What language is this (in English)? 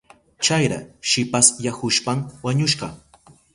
Southern Pastaza Quechua